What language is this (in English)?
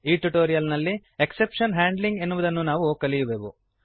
Kannada